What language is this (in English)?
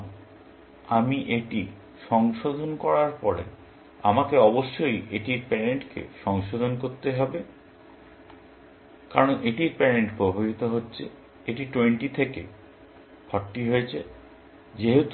Bangla